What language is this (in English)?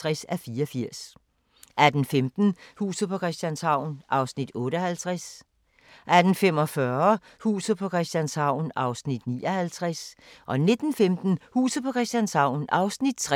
Danish